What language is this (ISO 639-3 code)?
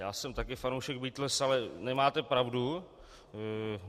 ces